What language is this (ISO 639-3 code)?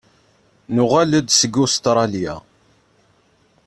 kab